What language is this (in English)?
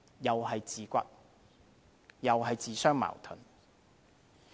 Cantonese